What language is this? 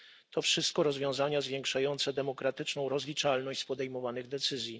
Polish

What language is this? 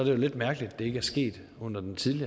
Danish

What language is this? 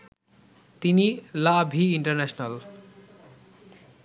Bangla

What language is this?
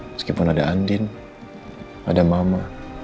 Indonesian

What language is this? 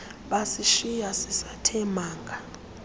Xhosa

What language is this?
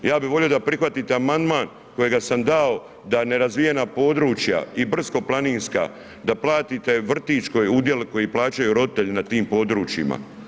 Croatian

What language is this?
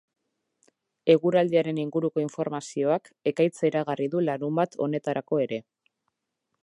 Basque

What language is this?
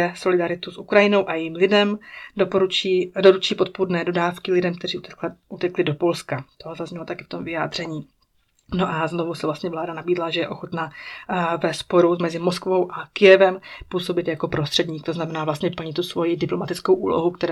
Czech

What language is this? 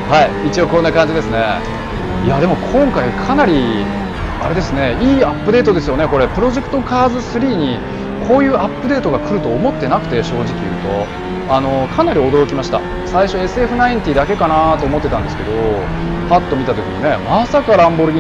Japanese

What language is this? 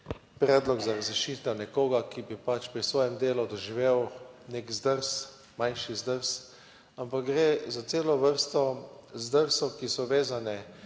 Slovenian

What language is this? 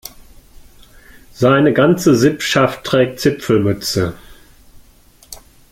German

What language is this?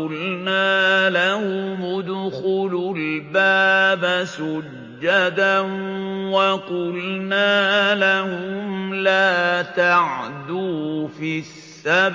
Arabic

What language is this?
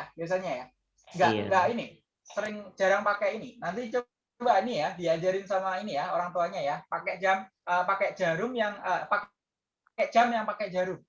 Indonesian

